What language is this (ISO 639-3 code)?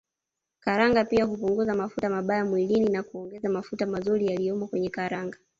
swa